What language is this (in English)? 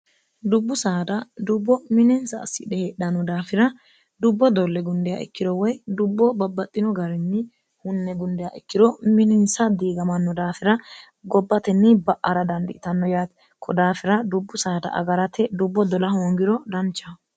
Sidamo